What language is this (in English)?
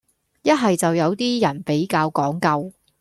Cantonese